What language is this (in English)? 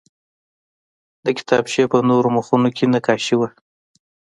Pashto